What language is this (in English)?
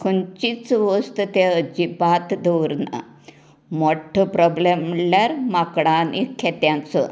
Konkani